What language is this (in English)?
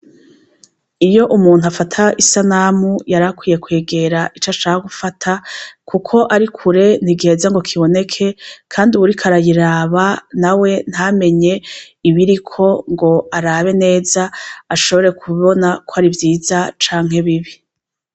Rundi